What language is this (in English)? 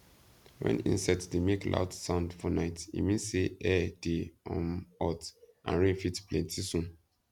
Nigerian Pidgin